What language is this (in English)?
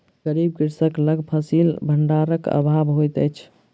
Maithili